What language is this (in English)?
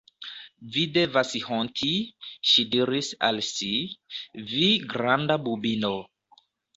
Esperanto